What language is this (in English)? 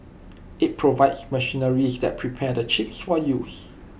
English